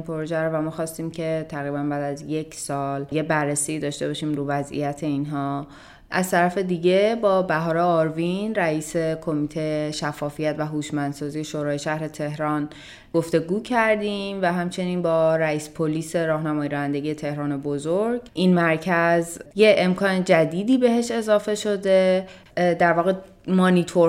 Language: Persian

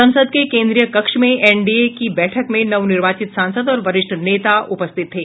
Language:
Hindi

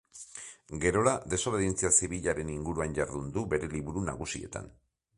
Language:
Basque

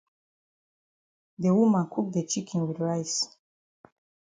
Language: Cameroon Pidgin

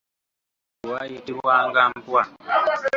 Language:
Ganda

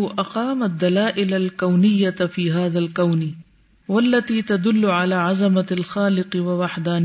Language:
Urdu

